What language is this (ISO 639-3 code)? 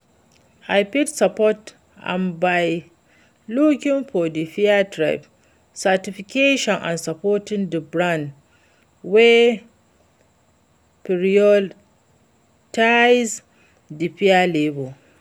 pcm